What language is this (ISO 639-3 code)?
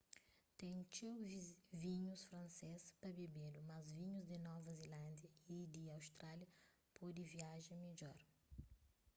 kea